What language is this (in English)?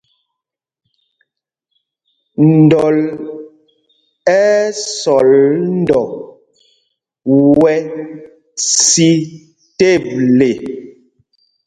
Mpumpong